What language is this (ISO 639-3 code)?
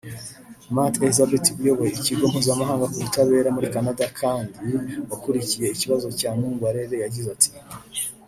kin